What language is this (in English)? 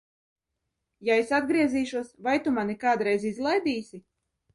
Latvian